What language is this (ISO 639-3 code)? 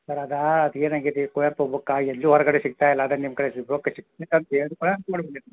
kan